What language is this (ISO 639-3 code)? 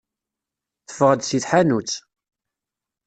kab